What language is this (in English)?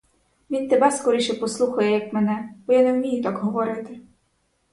Ukrainian